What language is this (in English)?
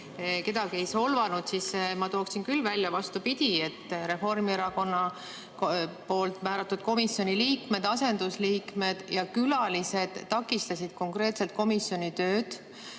Estonian